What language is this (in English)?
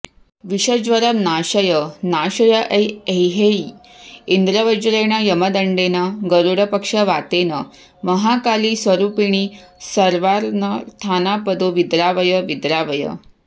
Sanskrit